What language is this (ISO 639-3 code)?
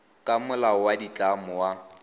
tsn